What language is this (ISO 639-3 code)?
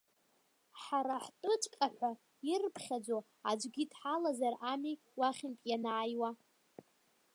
abk